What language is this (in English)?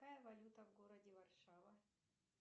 Russian